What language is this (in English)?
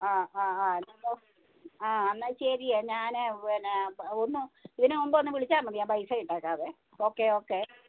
Malayalam